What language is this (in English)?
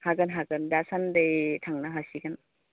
Bodo